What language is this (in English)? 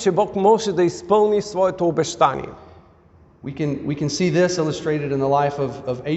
Bulgarian